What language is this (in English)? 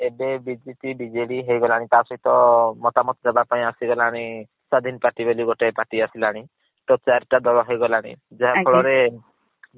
Odia